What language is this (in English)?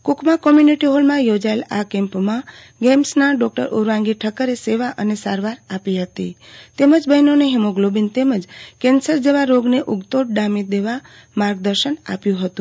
Gujarati